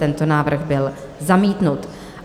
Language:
Czech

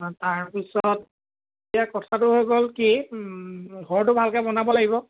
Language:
Assamese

